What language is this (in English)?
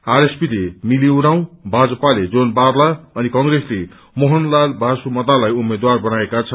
Nepali